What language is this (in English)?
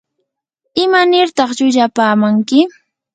Yanahuanca Pasco Quechua